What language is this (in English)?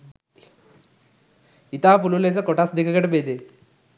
Sinhala